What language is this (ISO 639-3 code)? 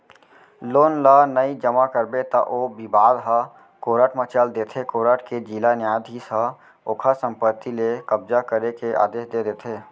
hne